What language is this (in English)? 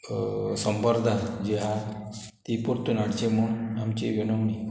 Konkani